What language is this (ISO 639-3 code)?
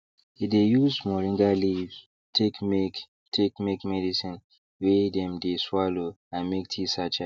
pcm